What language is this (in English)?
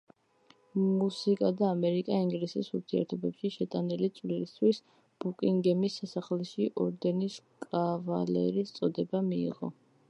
Georgian